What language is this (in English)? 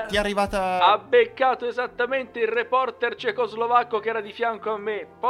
Italian